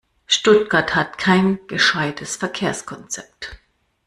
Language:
German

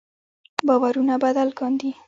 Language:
Pashto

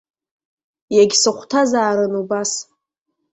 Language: Abkhazian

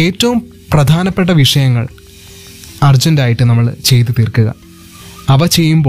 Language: Malayalam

